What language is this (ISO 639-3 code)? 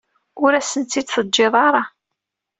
kab